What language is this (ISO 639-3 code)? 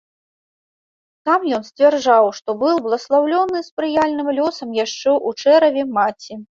bel